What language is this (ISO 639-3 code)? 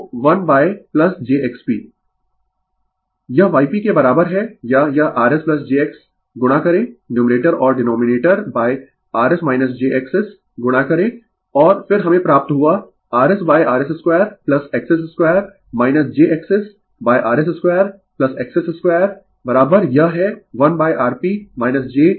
hin